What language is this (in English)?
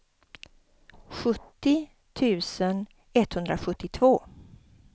Swedish